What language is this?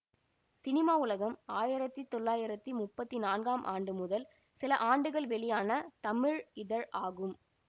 Tamil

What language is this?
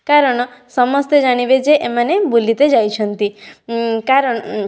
Odia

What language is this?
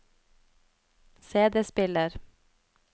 Norwegian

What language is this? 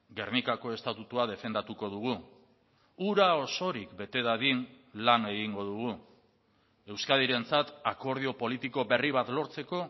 Basque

